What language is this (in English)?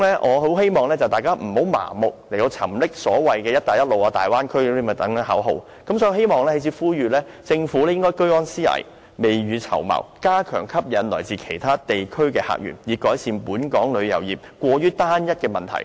Cantonese